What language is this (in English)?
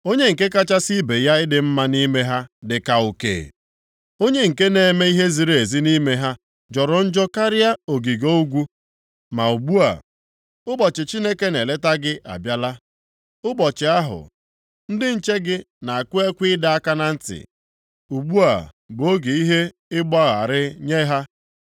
Igbo